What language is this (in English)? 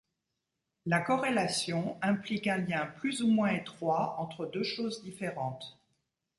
French